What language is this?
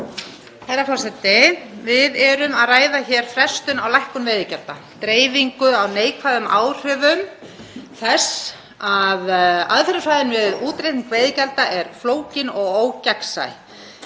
Icelandic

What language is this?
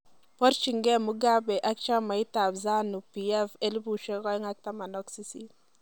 Kalenjin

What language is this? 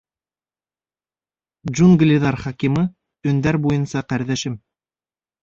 Bashkir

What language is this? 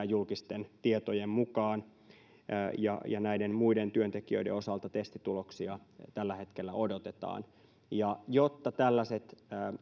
Finnish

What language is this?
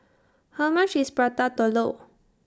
English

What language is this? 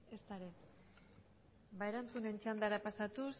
Basque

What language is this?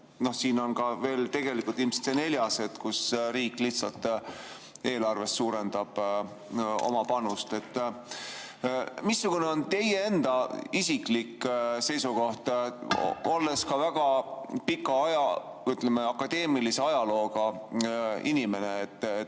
Estonian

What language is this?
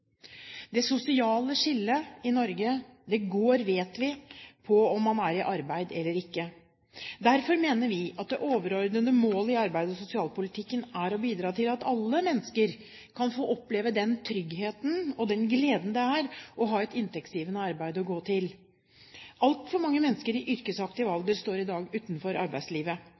Norwegian Bokmål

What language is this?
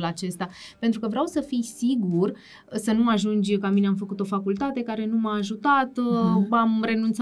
Romanian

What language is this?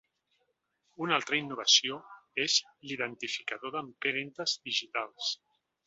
Catalan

